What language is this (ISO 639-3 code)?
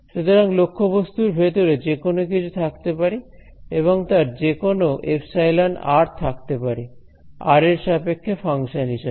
ben